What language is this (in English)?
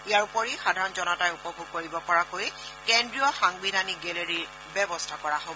Assamese